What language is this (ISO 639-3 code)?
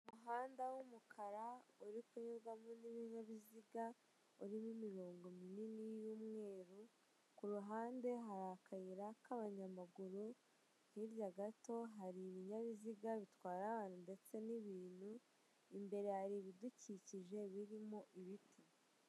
kin